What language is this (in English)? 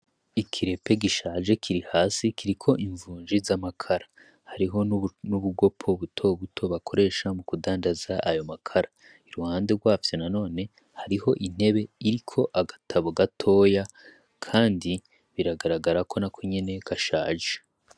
Rundi